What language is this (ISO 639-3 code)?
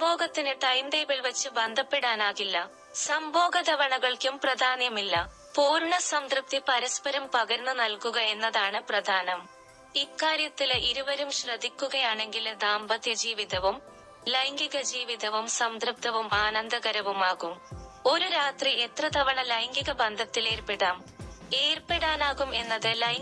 mal